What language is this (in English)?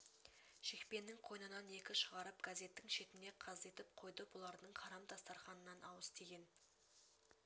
Kazakh